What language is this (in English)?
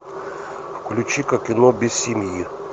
Russian